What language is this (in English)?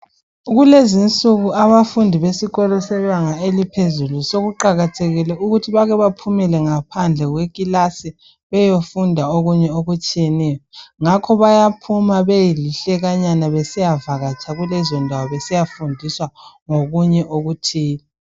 North Ndebele